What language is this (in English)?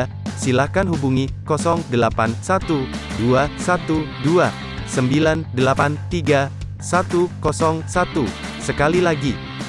Indonesian